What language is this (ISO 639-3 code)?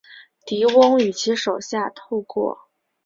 zho